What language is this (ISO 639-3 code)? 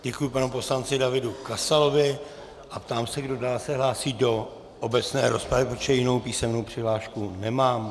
ces